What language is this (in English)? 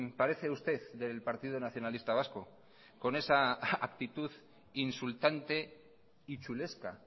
Spanish